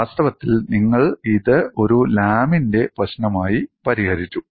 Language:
Malayalam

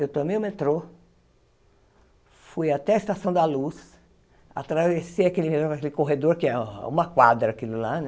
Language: Portuguese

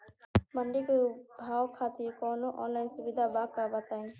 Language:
Bhojpuri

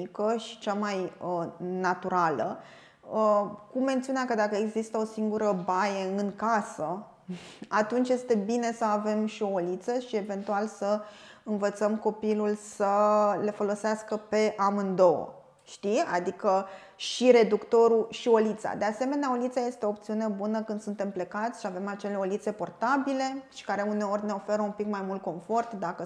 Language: Romanian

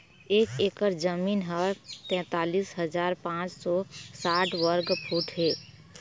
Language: Chhattisgarhi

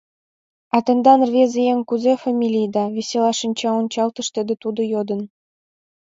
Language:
Mari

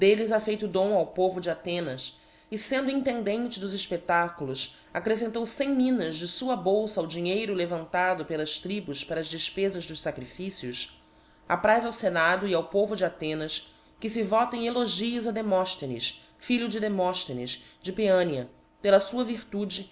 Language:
Portuguese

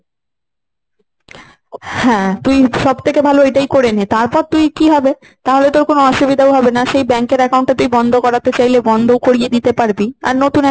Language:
Bangla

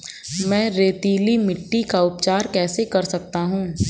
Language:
Hindi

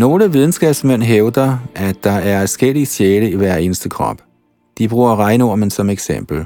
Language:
Danish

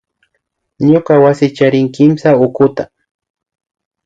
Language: Imbabura Highland Quichua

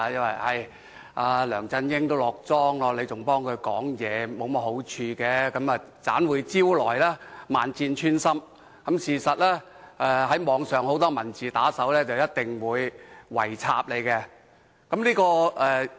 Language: Cantonese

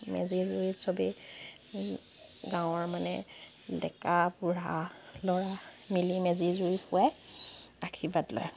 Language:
Assamese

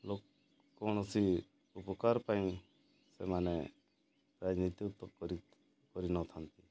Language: Odia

